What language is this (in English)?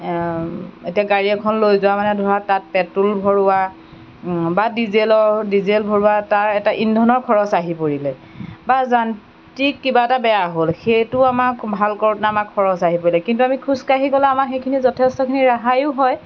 Assamese